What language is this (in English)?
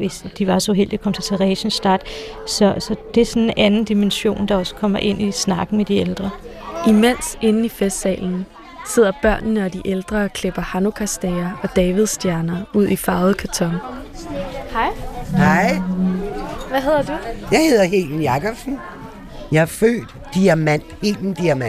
Danish